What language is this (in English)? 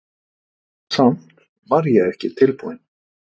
Icelandic